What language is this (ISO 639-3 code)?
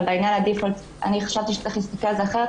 heb